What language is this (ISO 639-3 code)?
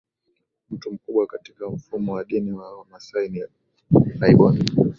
swa